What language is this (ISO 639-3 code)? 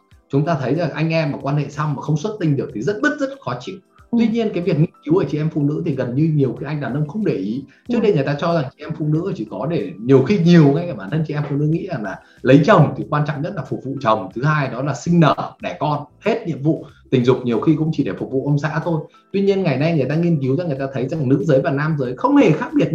vie